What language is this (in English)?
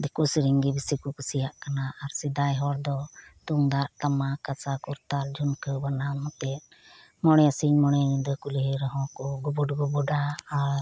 Santali